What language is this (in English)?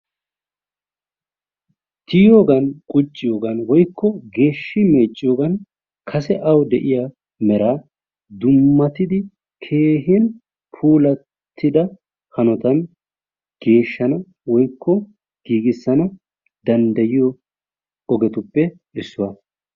Wolaytta